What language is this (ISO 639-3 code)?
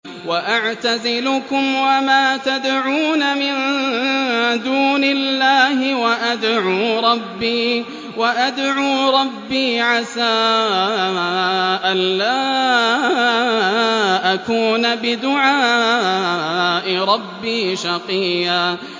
ara